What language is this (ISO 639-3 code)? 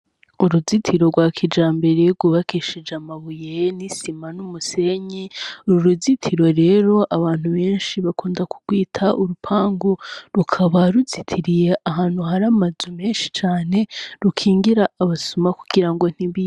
run